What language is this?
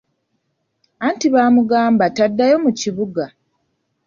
Ganda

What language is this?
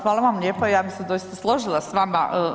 Croatian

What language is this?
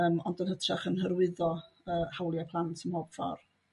Welsh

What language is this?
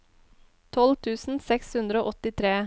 Norwegian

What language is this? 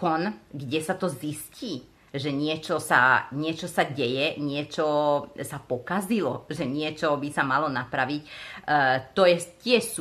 Slovak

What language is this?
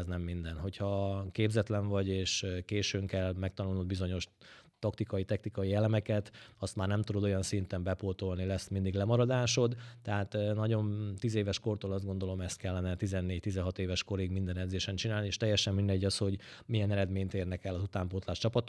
Hungarian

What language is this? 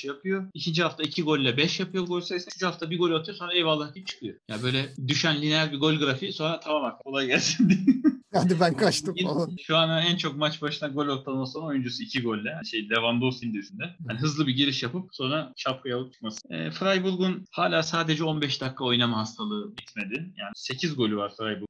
Turkish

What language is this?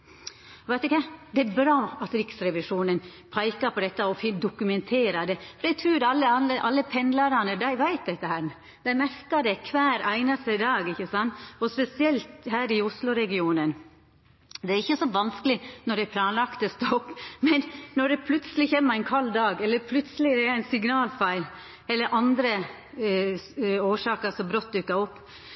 Norwegian Nynorsk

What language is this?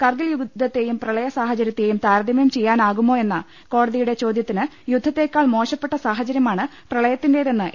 Malayalam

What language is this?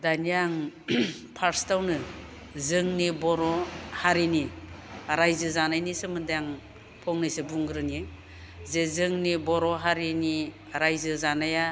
Bodo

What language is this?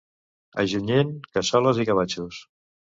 Catalan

